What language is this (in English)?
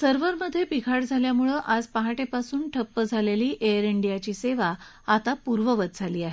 Marathi